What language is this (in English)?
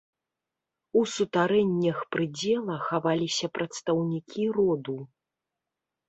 Belarusian